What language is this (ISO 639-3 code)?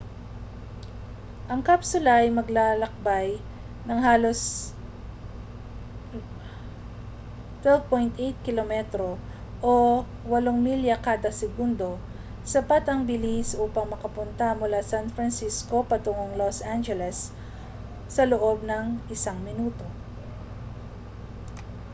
fil